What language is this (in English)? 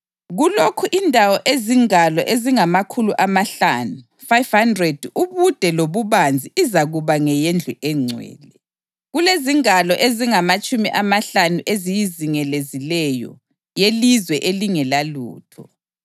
North Ndebele